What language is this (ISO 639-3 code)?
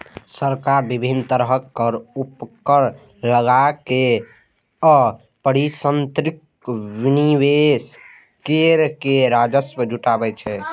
mai